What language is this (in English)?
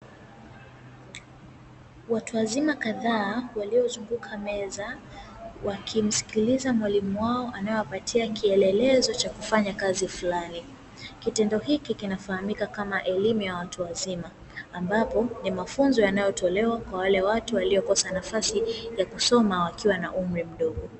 Swahili